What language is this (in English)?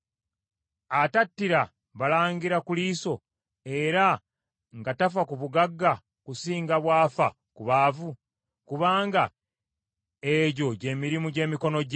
Ganda